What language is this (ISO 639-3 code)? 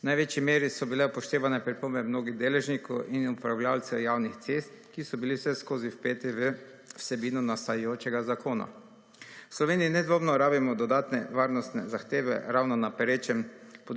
slv